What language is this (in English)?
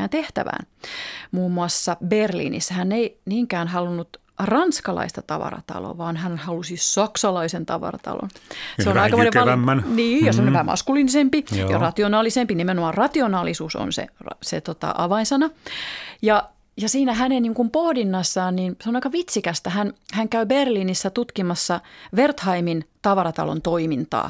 Finnish